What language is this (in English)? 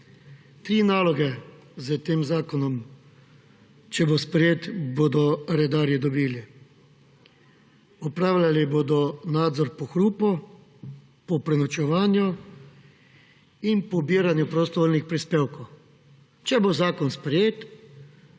Slovenian